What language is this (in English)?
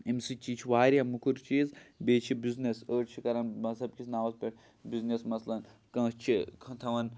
Kashmiri